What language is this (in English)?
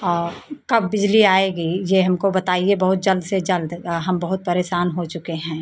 Hindi